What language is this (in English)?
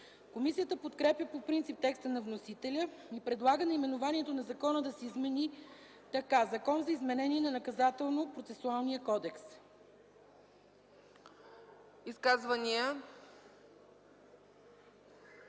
Bulgarian